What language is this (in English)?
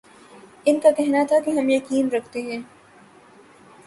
Urdu